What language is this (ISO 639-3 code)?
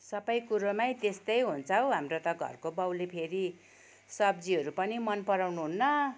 nep